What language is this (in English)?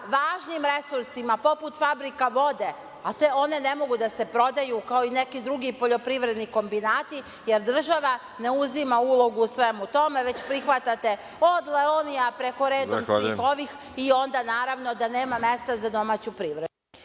Serbian